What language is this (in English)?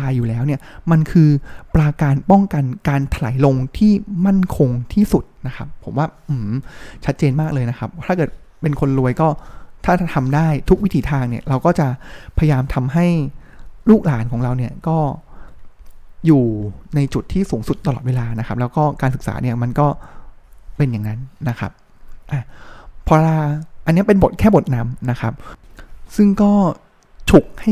Thai